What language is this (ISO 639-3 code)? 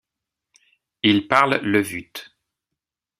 fra